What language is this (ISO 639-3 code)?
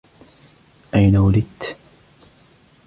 ara